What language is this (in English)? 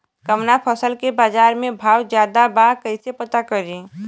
Bhojpuri